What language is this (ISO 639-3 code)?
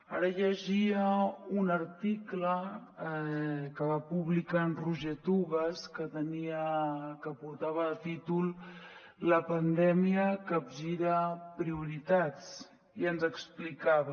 cat